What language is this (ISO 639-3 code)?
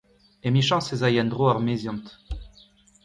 bre